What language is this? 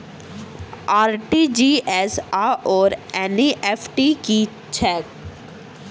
Maithili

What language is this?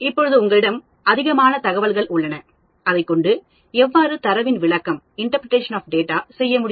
Tamil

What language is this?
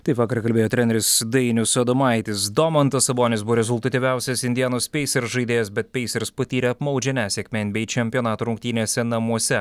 Lithuanian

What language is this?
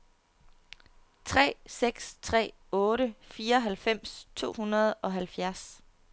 Danish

